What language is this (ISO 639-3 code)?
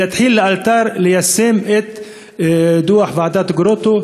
heb